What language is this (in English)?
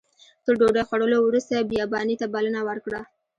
Pashto